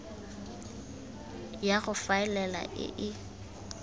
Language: Tswana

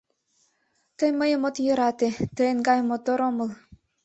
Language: Mari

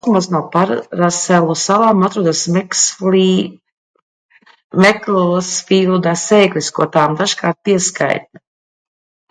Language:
Latvian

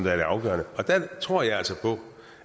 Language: Danish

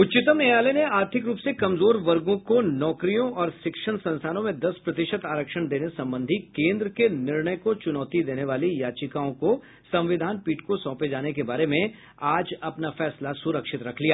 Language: Hindi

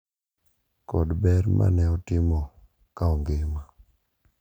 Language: Luo (Kenya and Tanzania)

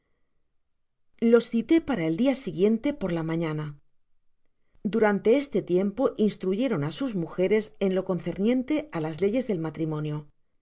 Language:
Spanish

